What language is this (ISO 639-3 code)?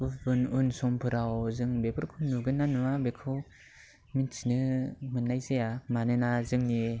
brx